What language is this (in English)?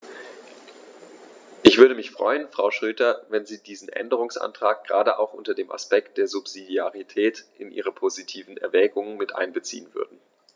German